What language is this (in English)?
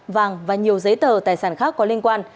Vietnamese